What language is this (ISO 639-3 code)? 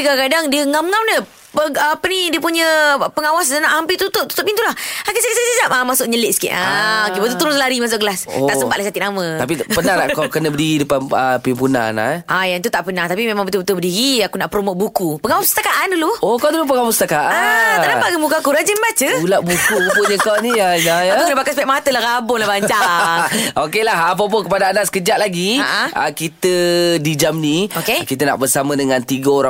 msa